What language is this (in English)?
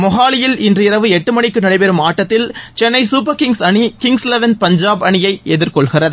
Tamil